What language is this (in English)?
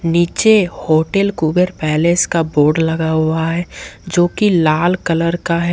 Hindi